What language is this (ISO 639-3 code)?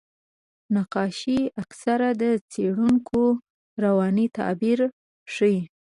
pus